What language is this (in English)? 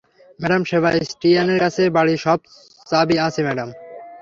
Bangla